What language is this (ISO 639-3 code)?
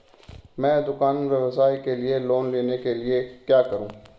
hin